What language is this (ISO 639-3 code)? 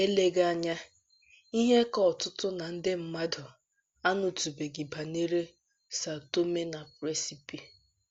ibo